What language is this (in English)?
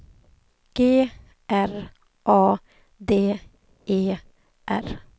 Swedish